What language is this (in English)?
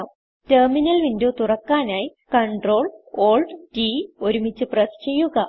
Malayalam